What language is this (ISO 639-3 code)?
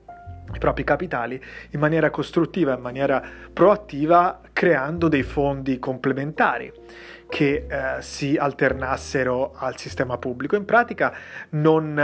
ita